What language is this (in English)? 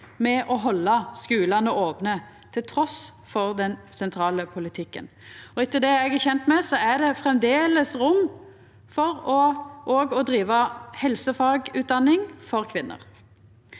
Norwegian